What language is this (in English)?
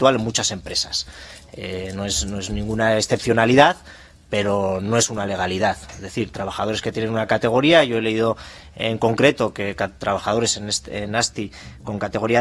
Spanish